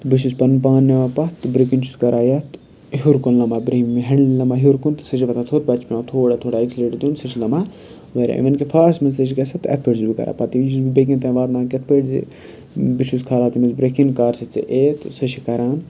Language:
Kashmiri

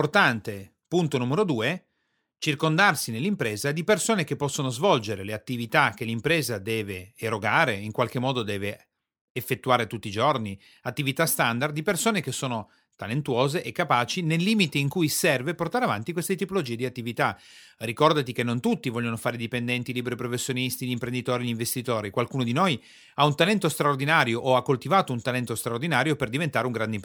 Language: Italian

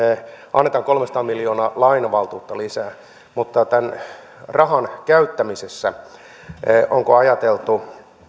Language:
Finnish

